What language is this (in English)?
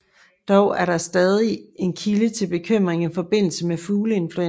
Danish